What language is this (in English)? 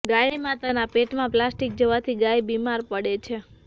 Gujarati